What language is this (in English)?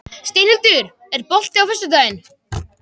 Icelandic